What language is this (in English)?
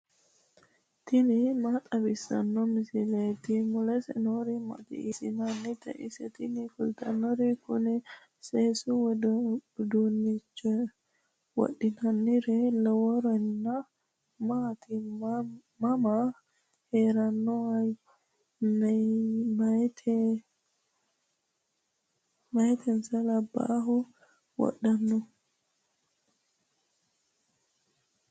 Sidamo